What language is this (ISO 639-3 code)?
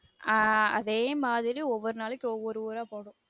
tam